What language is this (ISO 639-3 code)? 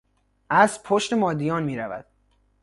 fas